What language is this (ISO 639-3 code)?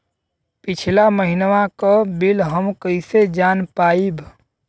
bho